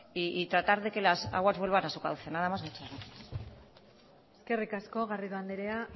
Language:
Spanish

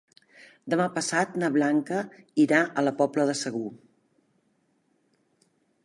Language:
Catalan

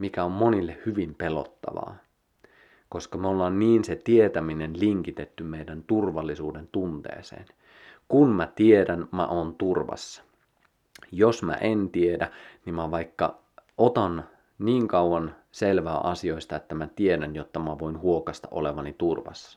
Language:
Finnish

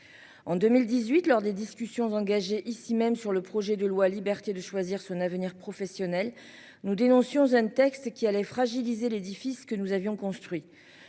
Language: French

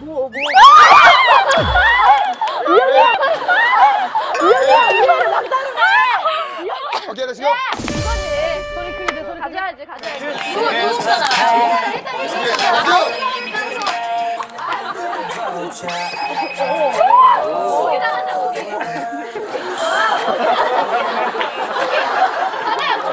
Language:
Korean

